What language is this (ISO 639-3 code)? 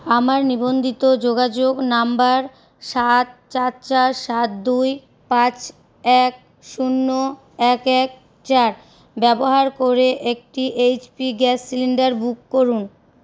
ben